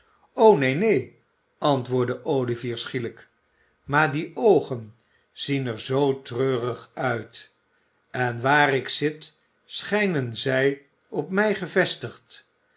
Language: Dutch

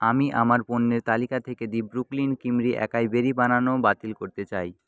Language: Bangla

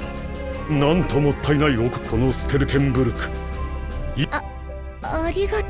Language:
Japanese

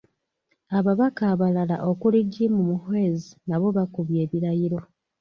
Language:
Ganda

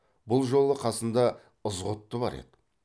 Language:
Kazakh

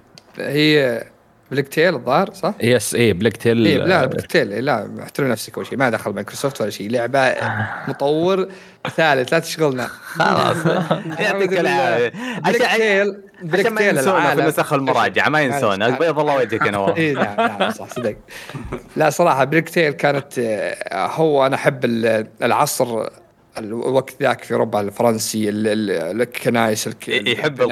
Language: Arabic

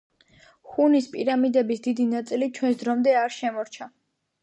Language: Georgian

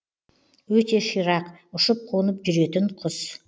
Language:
Kazakh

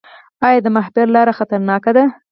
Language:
Pashto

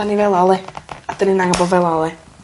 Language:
Welsh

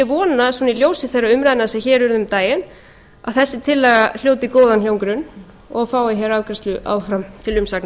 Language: Icelandic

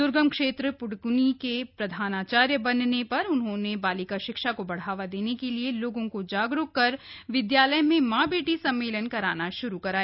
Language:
Hindi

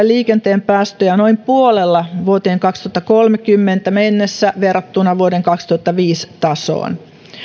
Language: Finnish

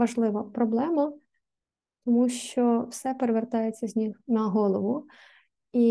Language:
Ukrainian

